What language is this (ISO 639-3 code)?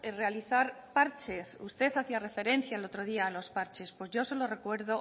spa